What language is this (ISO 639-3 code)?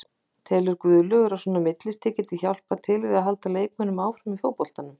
isl